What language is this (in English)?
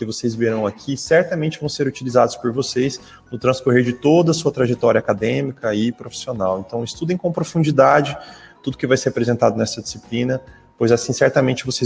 Portuguese